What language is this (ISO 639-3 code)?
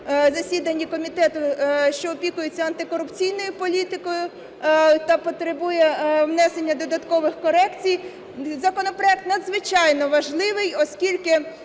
ukr